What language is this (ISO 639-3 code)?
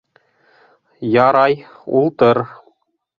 bak